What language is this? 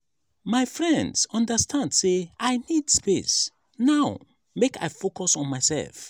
Nigerian Pidgin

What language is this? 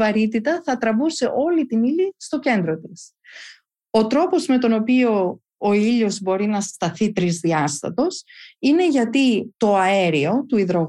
Greek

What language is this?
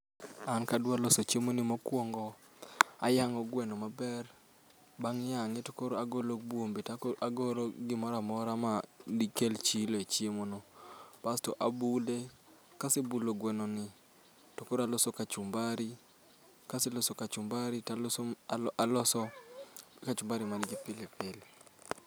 Luo (Kenya and Tanzania)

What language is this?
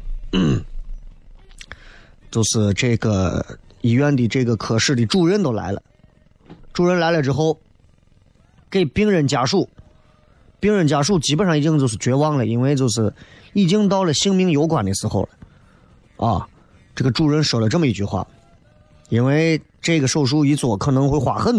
Chinese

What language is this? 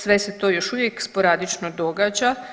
Croatian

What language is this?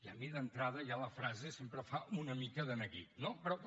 Catalan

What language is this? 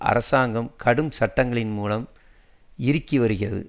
Tamil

